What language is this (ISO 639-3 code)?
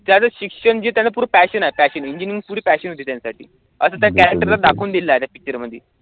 mar